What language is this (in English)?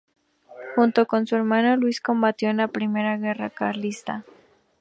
Spanish